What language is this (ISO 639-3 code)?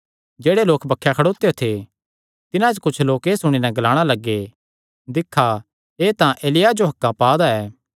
xnr